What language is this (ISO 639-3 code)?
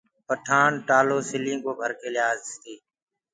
ggg